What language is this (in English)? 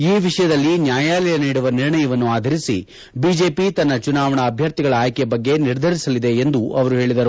Kannada